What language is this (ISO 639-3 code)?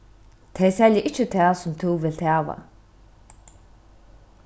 fao